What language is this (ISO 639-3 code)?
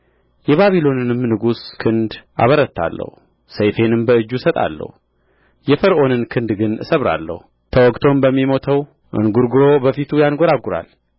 amh